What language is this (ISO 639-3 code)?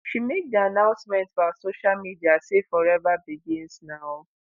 pcm